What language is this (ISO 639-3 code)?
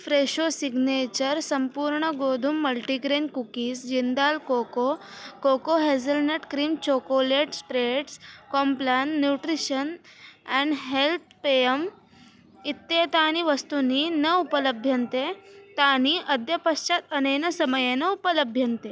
san